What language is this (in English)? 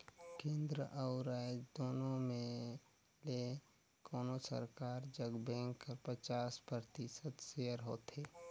Chhattisgarhi